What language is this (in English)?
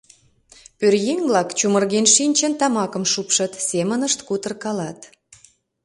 Mari